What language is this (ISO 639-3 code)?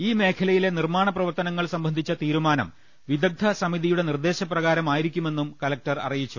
mal